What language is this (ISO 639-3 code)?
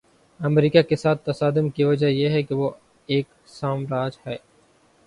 urd